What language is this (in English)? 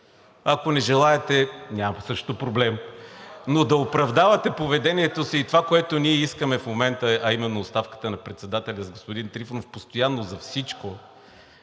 Bulgarian